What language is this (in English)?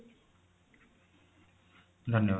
Odia